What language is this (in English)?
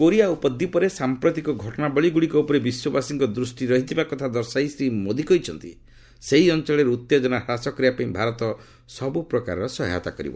Odia